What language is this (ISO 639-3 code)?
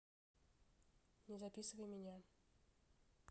rus